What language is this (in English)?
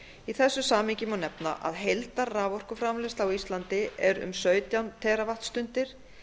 Icelandic